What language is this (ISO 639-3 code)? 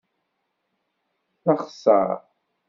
kab